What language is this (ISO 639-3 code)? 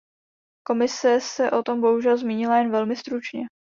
ces